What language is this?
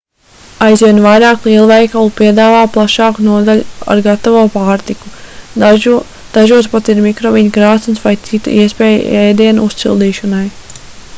Latvian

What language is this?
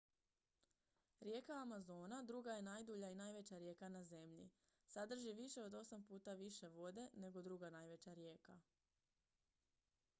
Croatian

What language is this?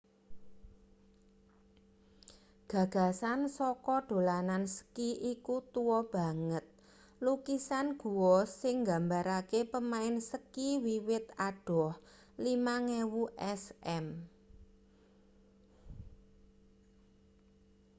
Javanese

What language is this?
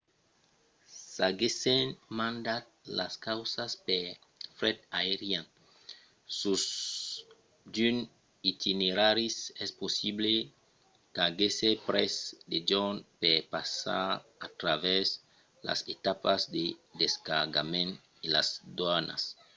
Occitan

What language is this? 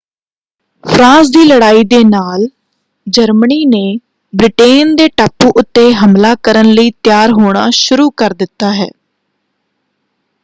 Punjabi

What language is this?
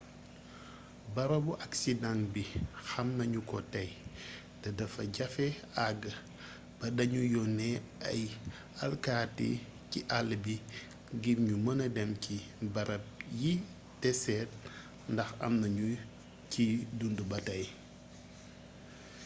Wolof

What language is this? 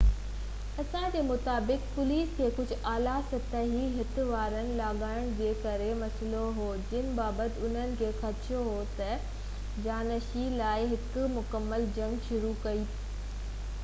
Sindhi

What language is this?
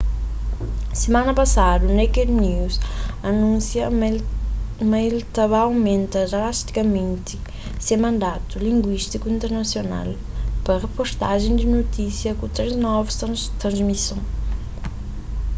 Kabuverdianu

